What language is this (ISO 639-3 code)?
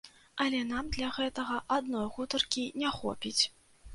bel